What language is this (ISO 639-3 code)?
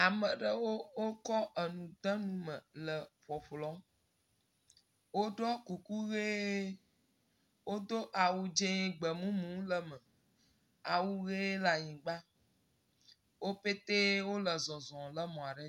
ewe